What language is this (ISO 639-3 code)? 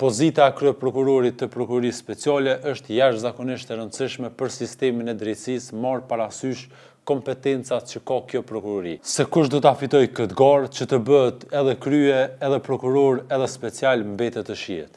ron